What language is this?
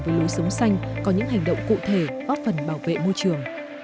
Vietnamese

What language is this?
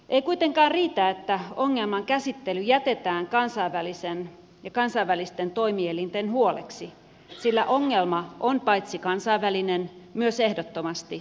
Finnish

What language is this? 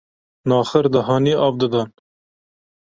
Kurdish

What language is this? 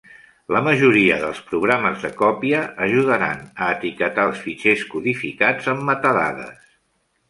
Catalan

